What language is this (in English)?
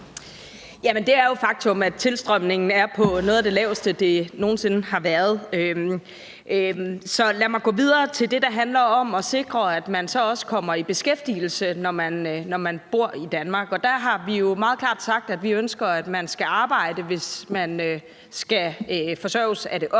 Danish